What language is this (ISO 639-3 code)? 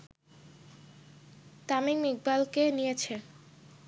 ben